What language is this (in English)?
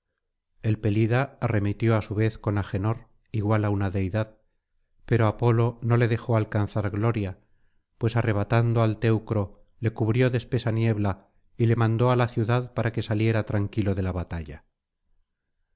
Spanish